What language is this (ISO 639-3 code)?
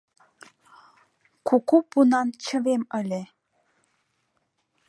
chm